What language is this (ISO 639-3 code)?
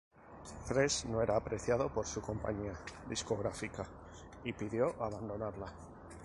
spa